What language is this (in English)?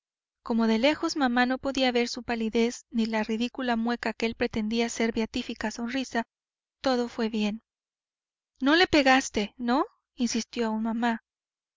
Spanish